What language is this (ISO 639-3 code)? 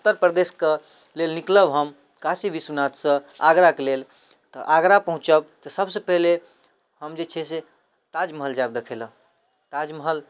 mai